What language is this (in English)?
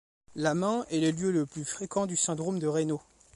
French